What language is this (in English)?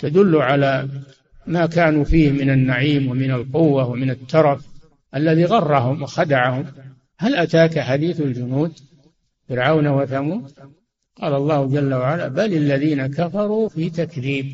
Arabic